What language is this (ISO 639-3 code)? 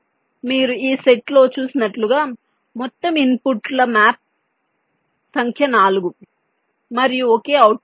tel